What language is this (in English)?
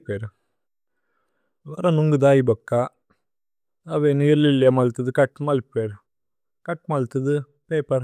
Tulu